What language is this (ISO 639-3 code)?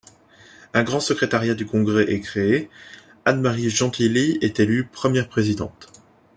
fra